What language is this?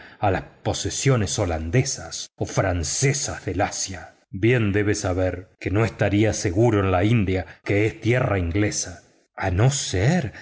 Spanish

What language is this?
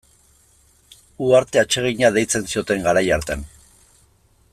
Basque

